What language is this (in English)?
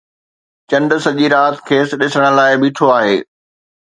Sindhi